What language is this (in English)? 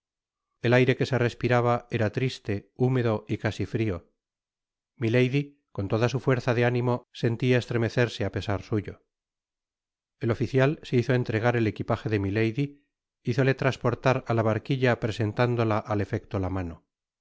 Spanish